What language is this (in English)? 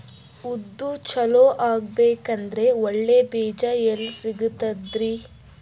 Kannada